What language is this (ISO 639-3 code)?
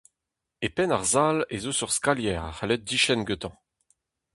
bre